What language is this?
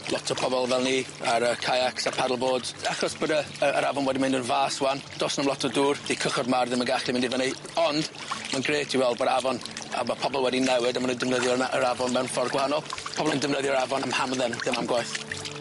Welsh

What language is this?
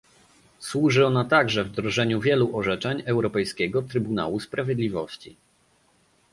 Polish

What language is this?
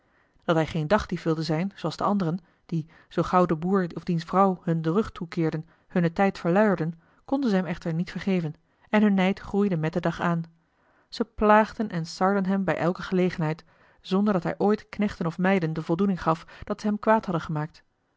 Dutch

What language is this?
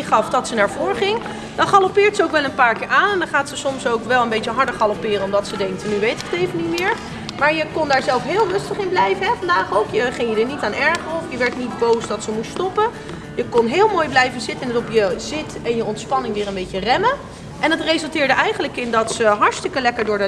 Dutch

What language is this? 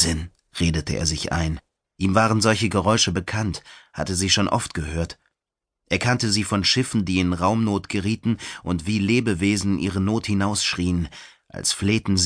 German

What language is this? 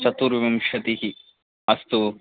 Sanskrit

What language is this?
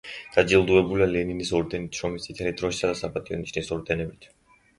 Georgian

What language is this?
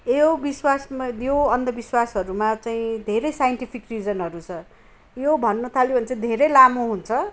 Nepali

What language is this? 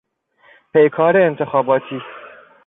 Persian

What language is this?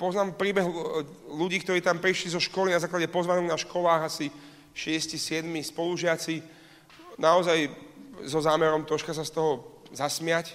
Slovak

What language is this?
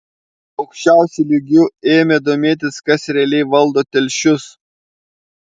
Lithuanian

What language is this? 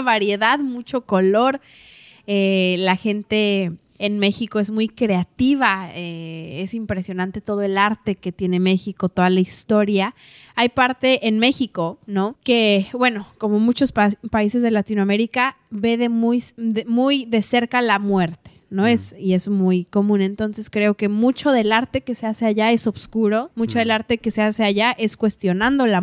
Spanish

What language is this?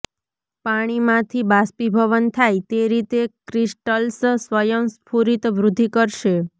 Gujarati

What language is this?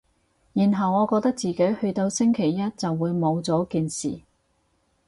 Cantonese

